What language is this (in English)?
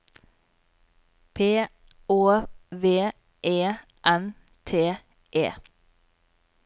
Norwegian